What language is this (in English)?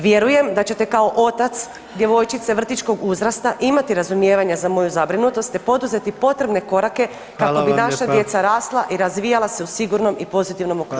Croatian